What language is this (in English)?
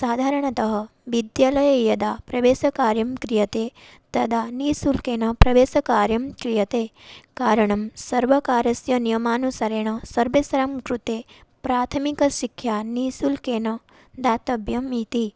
Sanskrit